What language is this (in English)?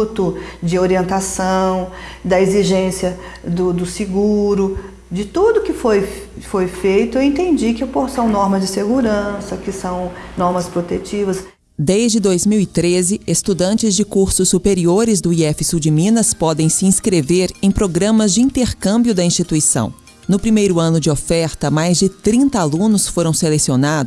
Portuguese